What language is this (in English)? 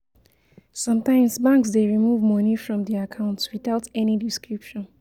Nigerian Pidgin